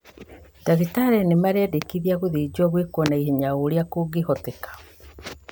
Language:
Kikuyu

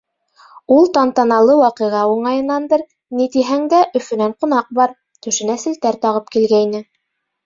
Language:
Bashkir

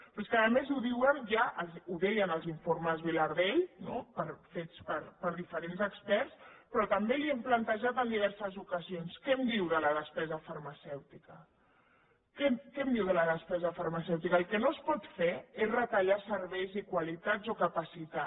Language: Catalan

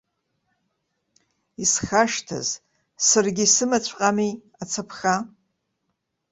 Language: Abkhazian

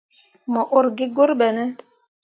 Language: Mundang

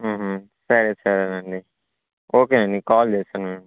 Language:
Telugu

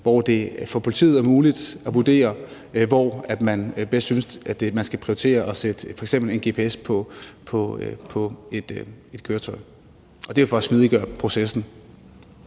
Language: Danish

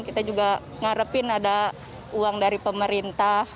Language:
Indonesian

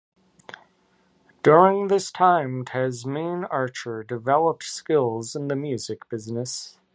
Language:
English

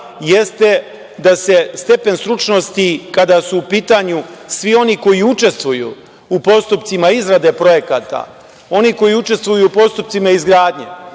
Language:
Serbian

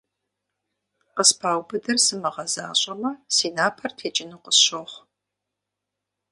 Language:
Kabardian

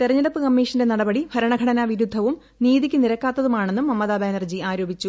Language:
Malayalam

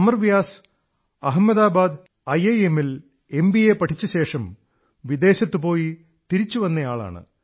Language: Malayalam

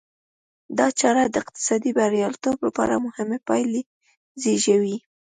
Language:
Pashto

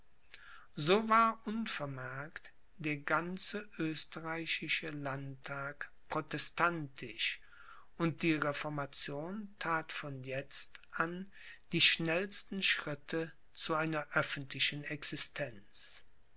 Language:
German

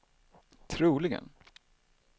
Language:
Swedish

